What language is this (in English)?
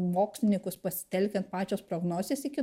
Lithuanian